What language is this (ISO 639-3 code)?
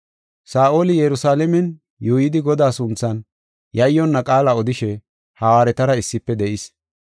gof